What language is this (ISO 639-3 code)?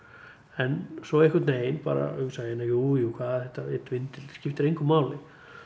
isl